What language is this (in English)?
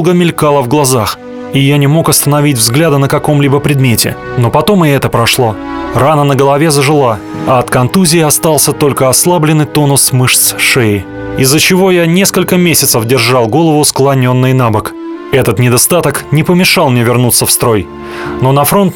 Russian